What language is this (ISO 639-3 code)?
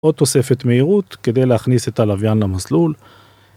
heb